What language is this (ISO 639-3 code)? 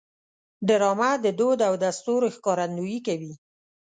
pus